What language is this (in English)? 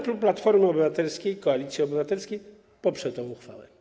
Polish